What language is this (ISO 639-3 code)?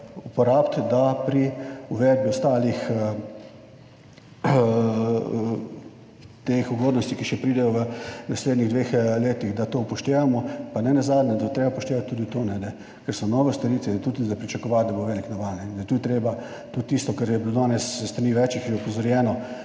slv